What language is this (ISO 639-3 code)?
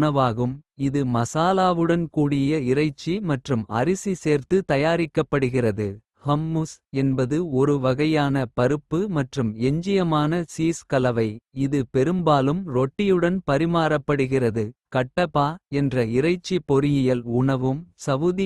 kfe